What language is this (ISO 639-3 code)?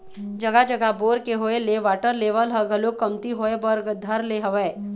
hne